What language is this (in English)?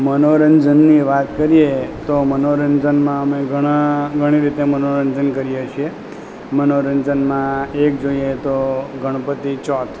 Gujarati